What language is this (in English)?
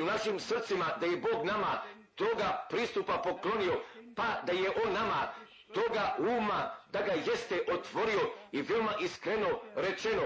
Croatian